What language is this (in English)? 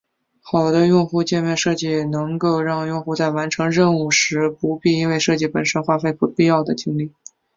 Chinese